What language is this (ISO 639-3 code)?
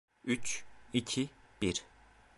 tur